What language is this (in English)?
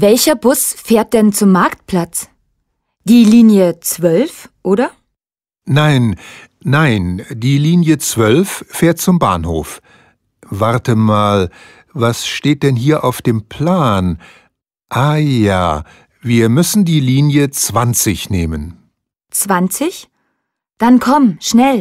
German